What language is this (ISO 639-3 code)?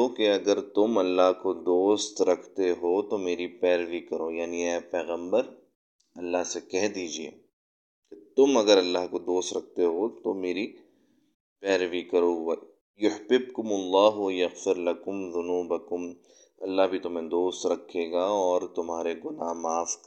urd